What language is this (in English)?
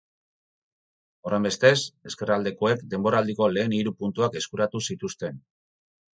Basque